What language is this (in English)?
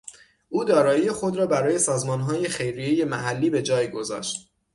Persian